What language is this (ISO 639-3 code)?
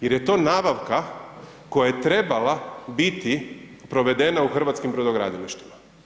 hrv